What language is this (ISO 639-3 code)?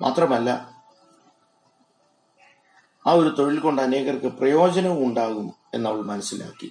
mal